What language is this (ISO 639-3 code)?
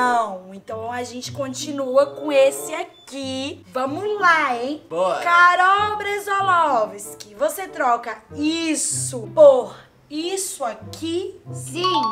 por